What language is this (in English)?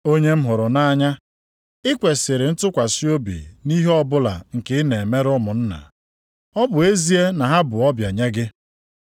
Igbo